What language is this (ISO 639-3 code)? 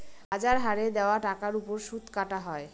ben